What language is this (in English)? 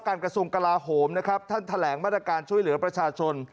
Thai